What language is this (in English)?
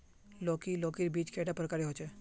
Magahi